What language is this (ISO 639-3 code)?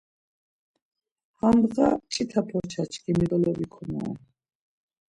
lzz